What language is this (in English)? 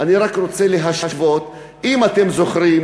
Hebrew